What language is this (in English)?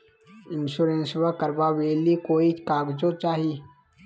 Magahi